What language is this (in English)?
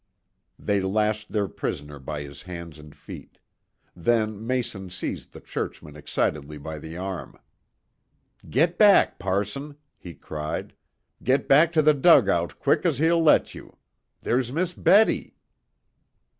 English